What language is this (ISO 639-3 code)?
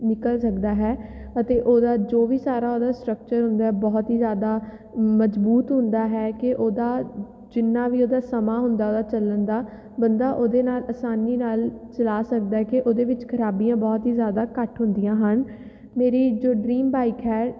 pan